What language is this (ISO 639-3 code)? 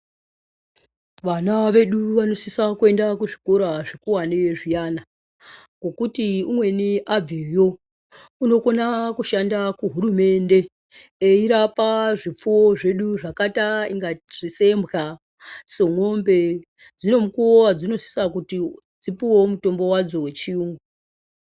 ndc